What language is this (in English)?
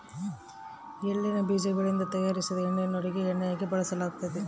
Kannada